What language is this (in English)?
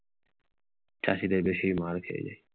Bangla